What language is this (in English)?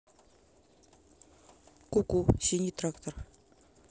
Russian